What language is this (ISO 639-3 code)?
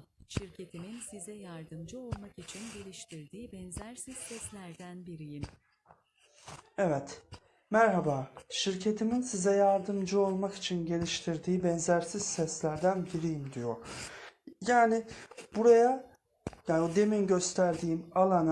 tur